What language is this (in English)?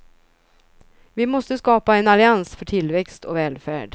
Swedish